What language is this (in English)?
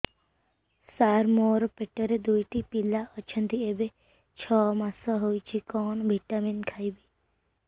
Odia